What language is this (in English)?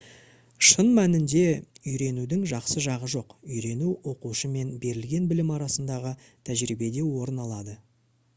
Kazakh